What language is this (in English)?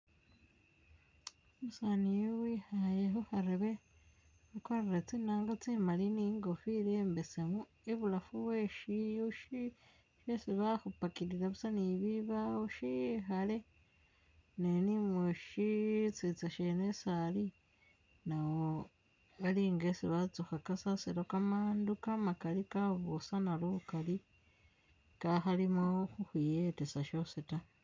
Masaaba